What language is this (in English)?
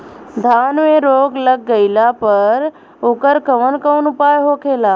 Bhojpuri